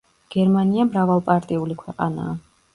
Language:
Georgian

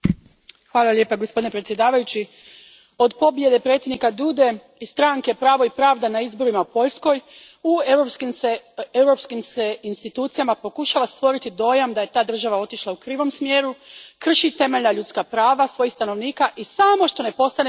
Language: Croatian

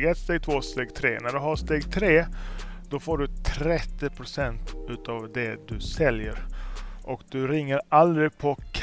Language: Swedish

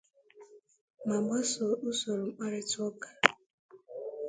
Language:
Igbo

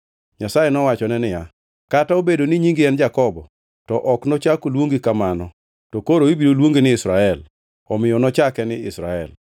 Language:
Luo (Kenya and Tanzania)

